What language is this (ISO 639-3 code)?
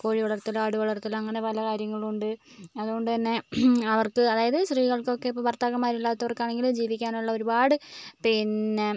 mal